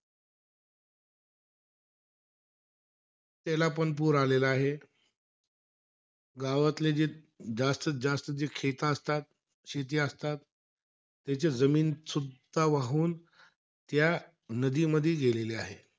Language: Marathi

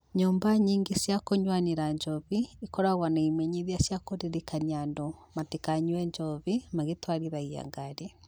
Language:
Kikuyu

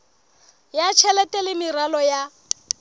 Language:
Southern Sotho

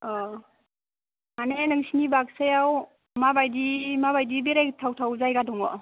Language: Bodo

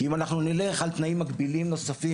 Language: Hebrew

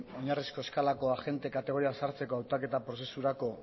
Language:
Basque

